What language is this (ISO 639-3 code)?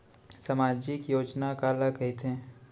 hne